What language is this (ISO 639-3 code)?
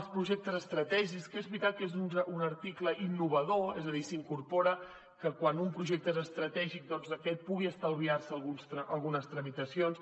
cat